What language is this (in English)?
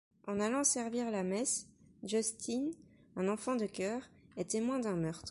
French